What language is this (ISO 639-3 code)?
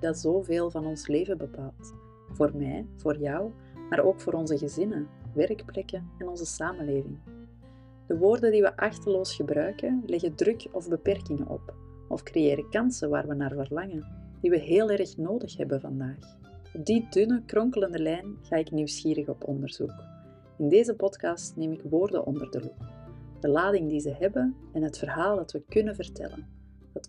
nld